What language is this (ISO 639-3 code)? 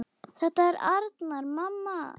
isl